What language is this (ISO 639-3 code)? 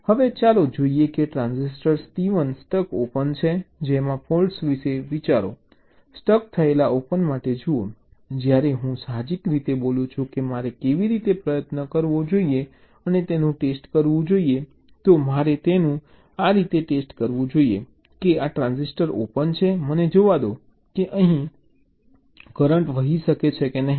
guj